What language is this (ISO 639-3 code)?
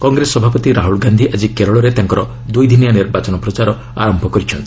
ori